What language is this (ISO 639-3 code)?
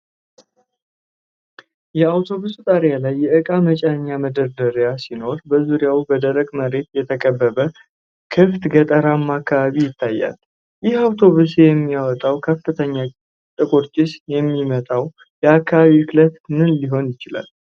amh